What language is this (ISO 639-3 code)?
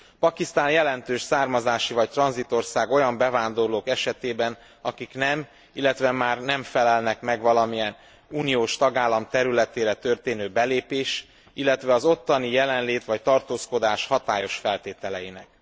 hun